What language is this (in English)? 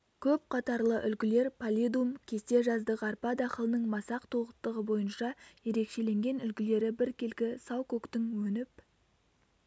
Kazakh